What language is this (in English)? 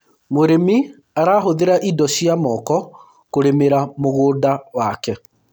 Kikuyu